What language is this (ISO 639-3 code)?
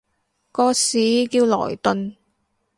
yue